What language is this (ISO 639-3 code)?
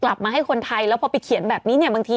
tha